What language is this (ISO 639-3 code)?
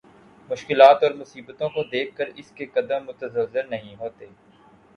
urd